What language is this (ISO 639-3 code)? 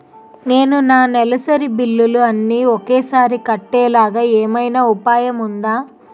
tel